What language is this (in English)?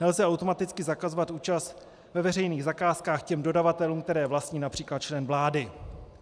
Czech